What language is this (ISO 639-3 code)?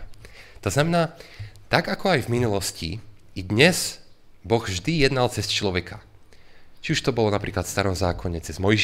slk